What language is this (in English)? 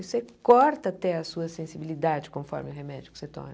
Portuguese